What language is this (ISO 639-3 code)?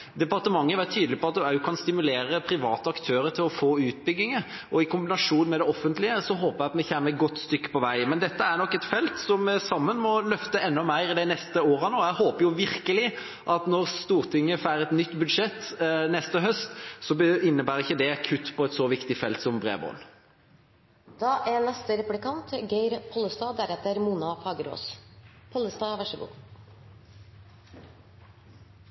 nor